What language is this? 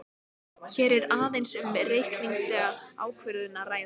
Icelandic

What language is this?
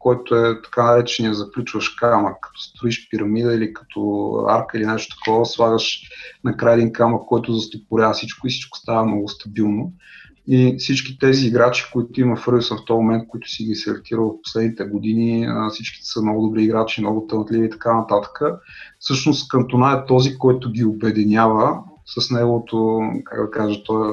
Bulgarian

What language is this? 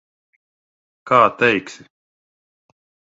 Latvian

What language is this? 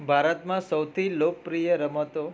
Gujarati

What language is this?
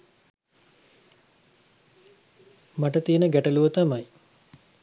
Sinhala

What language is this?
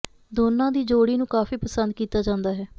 Punjabi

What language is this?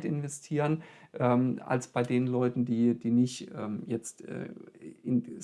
German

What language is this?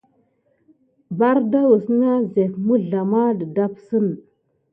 Gidar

